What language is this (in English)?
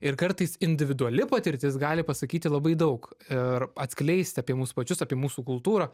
Lithuanian